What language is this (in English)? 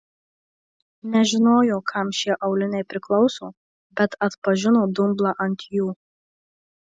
Lithuanian